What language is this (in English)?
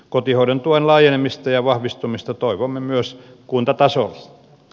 Finnish